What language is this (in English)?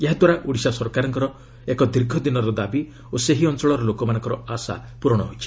Odia